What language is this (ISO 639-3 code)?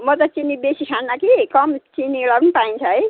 nep